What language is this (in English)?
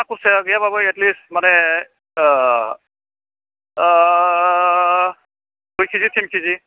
Bodo